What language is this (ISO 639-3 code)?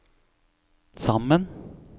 nor